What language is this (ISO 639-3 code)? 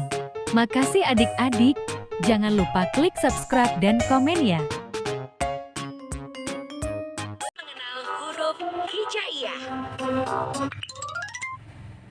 ind